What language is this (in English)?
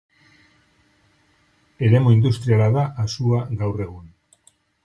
Basque